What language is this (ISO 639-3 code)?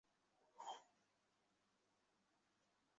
ben